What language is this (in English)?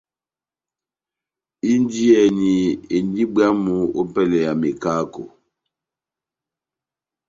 Batanga